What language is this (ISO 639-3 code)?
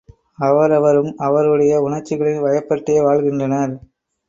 tam